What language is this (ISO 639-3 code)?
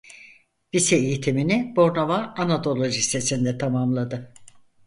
tur